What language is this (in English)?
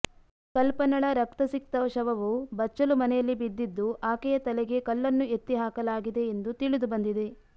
Kannada